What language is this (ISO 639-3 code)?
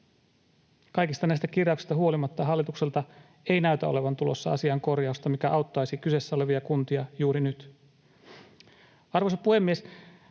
fin